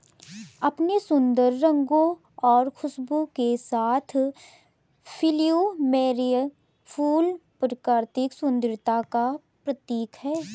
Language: Hindi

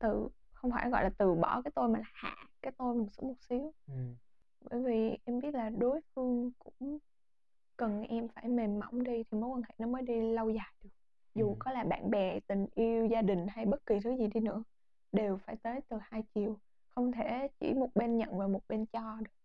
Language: Vietnamese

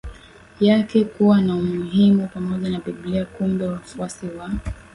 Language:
Swahili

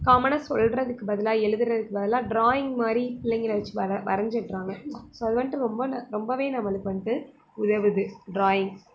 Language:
Tamil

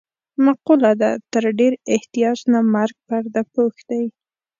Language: Pashto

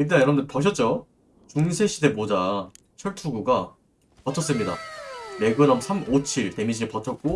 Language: Korean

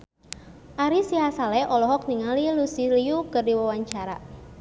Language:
Sundanese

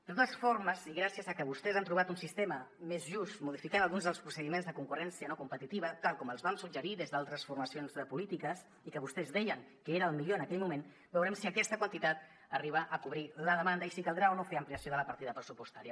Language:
Catalan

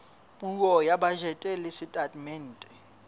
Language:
Southern Sotho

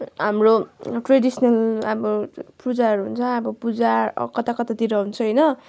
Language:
Nepali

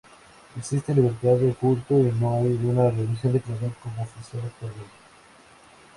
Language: Spanish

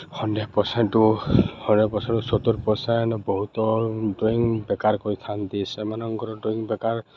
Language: Odia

